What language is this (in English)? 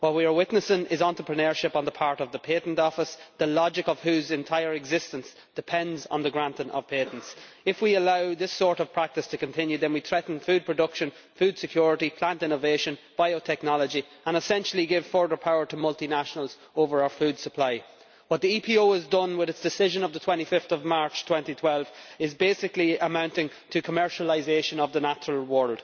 English